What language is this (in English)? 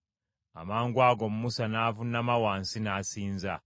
Ganda